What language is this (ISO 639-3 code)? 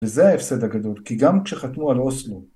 heb